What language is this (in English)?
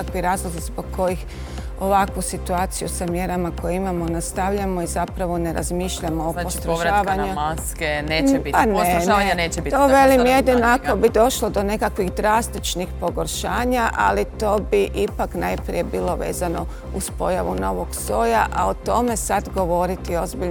Croatian